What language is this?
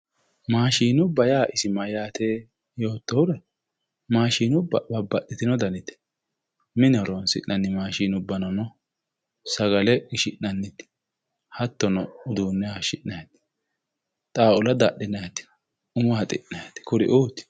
Sidamo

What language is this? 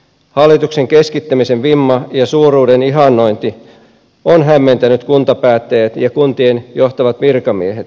Finnish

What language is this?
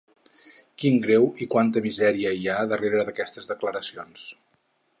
Catalan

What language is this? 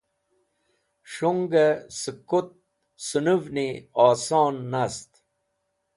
Wakhi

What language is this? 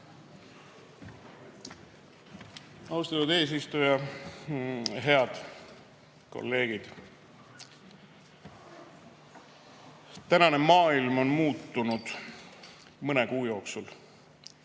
Estonian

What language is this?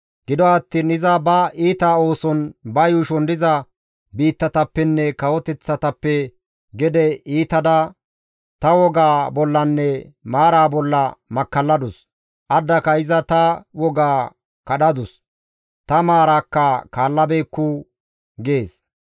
Gamo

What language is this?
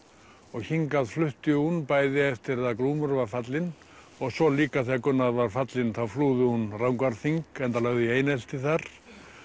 Icelandic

